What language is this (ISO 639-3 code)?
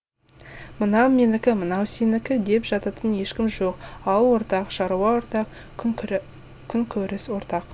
kaz